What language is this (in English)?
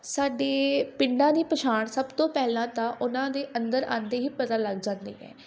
Punjabi